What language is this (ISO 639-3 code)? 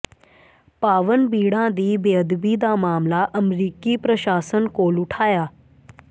pan